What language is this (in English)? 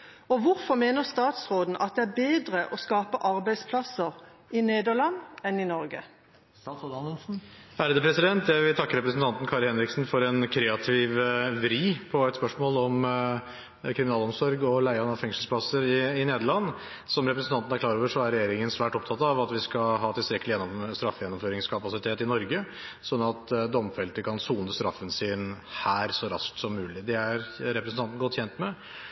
Norwegian Bokmål